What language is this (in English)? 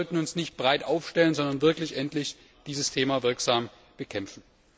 German